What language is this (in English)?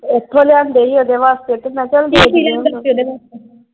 Punjabi